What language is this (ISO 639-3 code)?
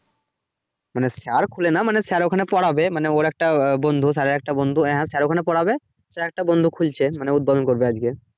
ben